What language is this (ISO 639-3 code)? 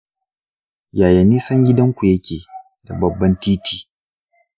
hau